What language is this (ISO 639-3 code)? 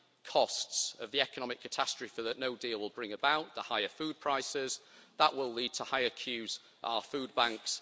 eng